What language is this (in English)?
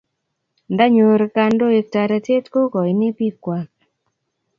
Kalenjin